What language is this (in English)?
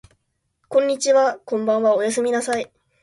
Japanese